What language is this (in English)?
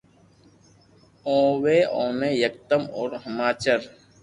Loarki